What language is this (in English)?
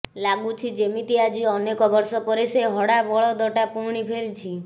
Odia